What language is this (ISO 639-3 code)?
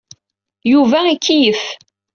kab